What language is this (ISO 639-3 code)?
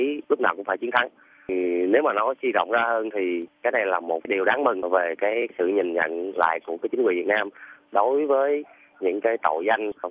vie